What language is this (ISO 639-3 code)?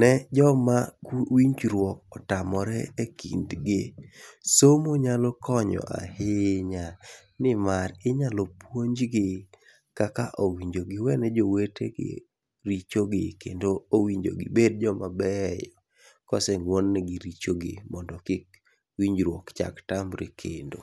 luo